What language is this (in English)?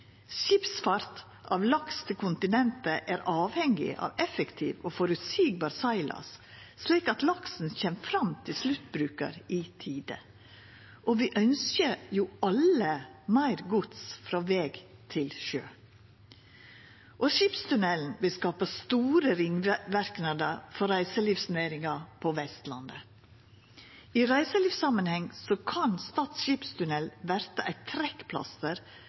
Norwegian Nynorsk